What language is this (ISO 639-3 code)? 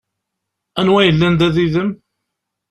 kab